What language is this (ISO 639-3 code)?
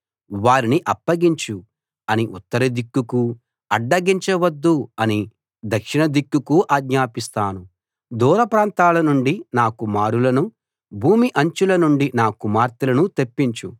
tel